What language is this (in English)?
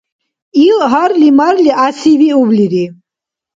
Dargwa